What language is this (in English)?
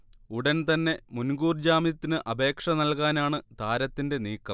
Malayalam